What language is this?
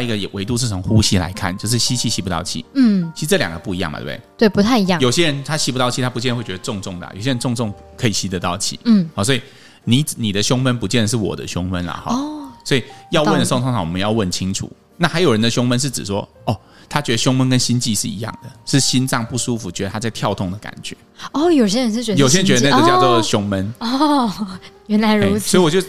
Chinese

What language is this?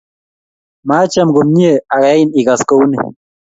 Kalenjin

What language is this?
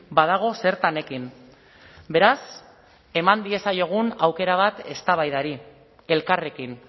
Basque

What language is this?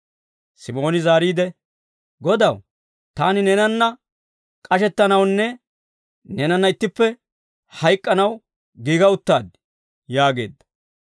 Dawro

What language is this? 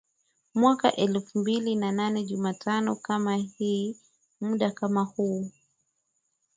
Swahili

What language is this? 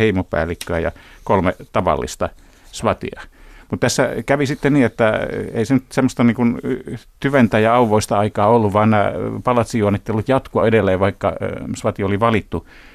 Finnish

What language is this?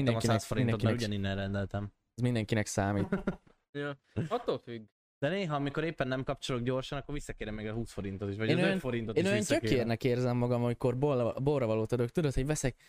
Hungarian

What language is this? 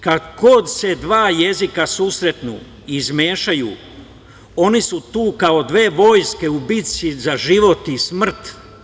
Serbian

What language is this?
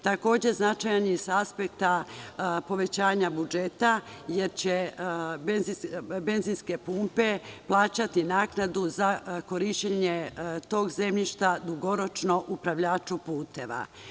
Serbian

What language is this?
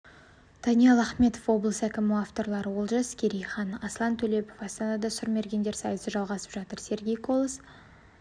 Kazakh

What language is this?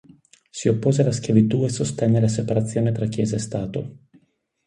Italian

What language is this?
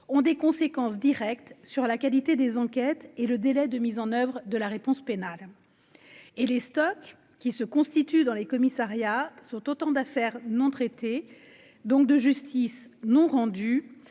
French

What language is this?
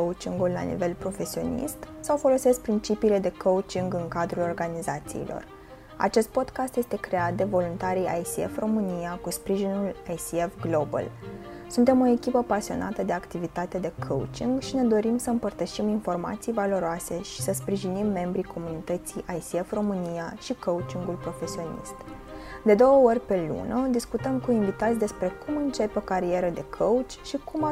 Romanian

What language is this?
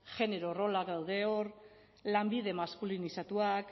Basque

